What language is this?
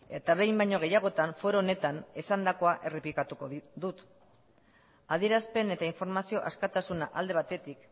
Basque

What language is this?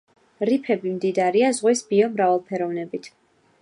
Georgian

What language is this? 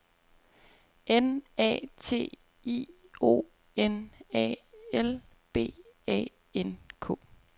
Danish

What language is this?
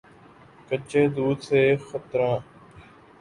Urdu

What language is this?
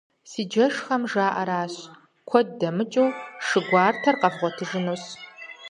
Kabardian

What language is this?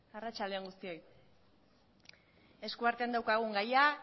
Basque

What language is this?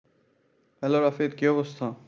Bangla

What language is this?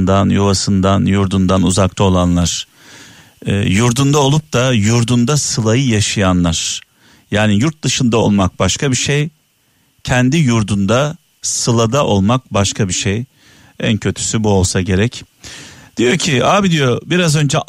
Turkish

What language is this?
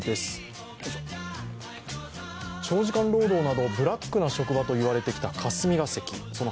Japanese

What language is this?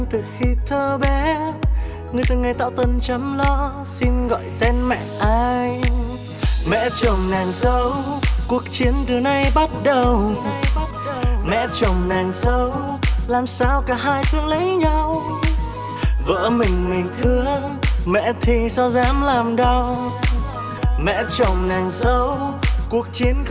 Vietnamese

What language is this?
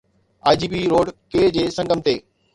Sindhi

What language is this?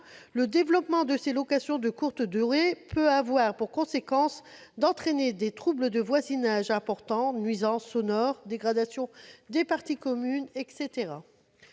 French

